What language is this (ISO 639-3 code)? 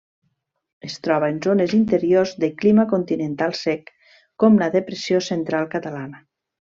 cat